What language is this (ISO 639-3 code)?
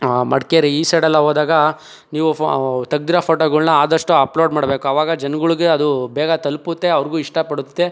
kan